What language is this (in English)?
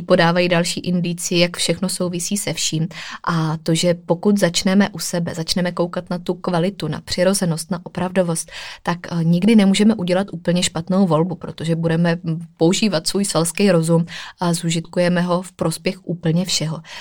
Czech